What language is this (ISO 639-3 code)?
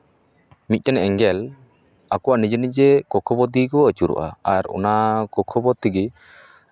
sat